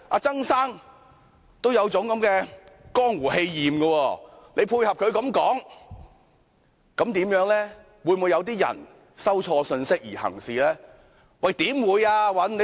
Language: Cantonese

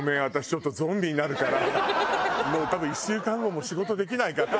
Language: Japanese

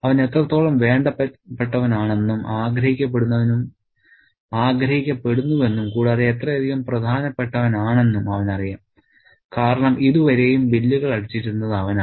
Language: Malayalam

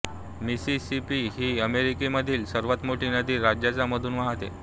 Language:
Marathi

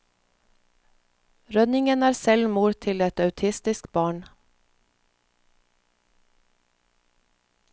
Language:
Norwegian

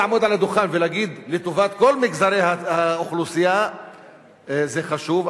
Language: Hebrew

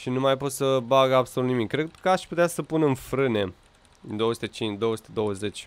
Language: Romanian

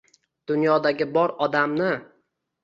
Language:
Uzbek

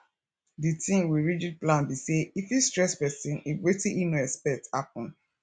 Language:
Nigerian Pidgin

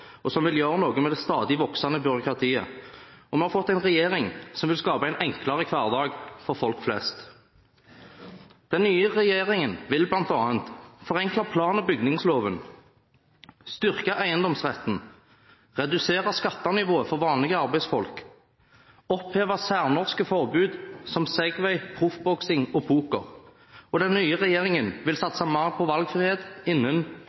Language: Norwegian Bokmål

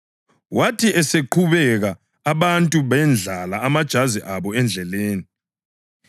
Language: North Ndebele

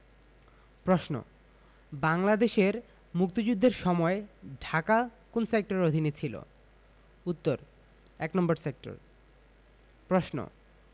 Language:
Bangla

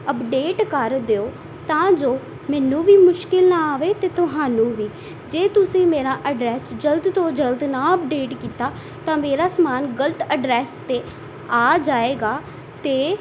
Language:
Punjabi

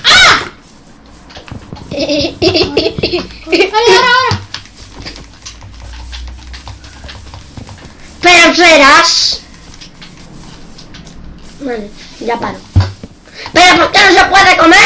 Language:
Spanish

